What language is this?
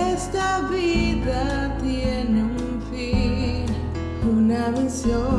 French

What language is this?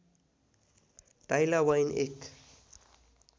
Nepali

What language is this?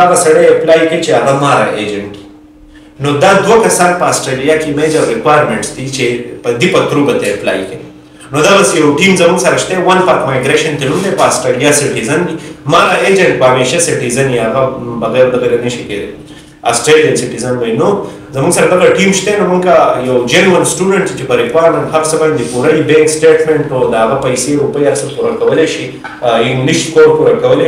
Romanian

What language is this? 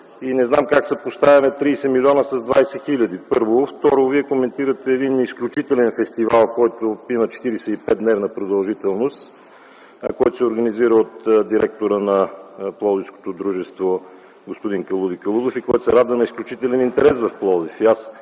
Bulgarian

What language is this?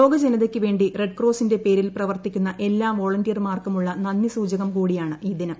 Malayalam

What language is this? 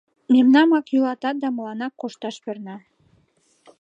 Mari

